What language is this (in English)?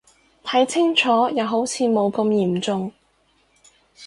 Cantonese